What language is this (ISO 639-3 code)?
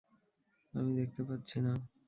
ben